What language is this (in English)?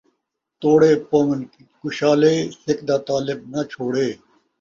Saraiki